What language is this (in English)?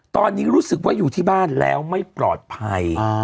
Thai